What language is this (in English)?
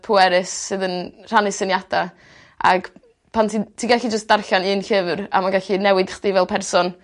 Welsh